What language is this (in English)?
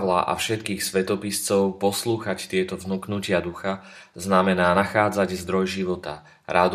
Slovak